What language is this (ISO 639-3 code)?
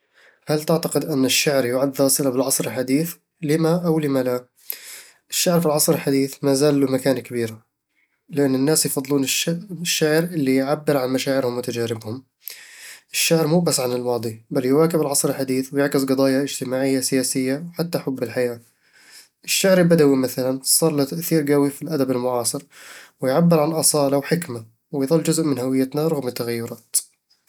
avl